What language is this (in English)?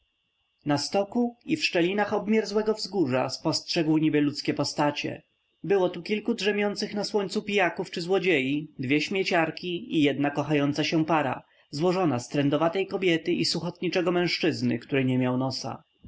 Polish